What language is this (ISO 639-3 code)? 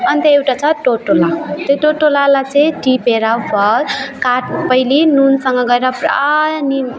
nep